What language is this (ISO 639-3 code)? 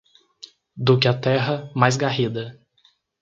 por